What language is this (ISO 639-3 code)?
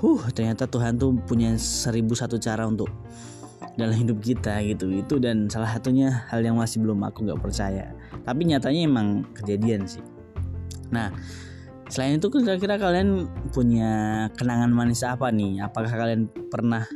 ind